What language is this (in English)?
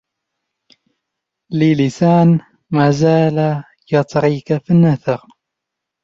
Arabic